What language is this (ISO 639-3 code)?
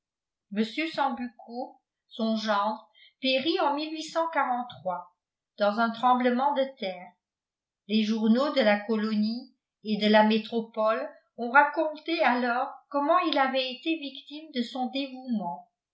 fra